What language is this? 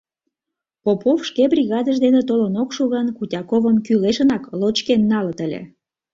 Mari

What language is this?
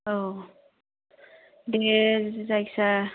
Bodo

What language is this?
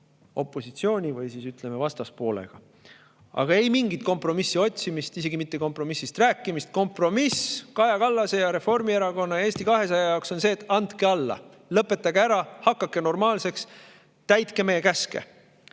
Estonian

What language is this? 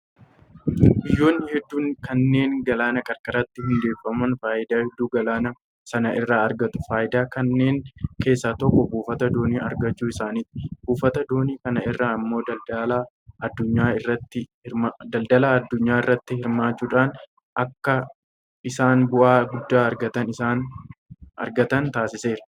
Oromo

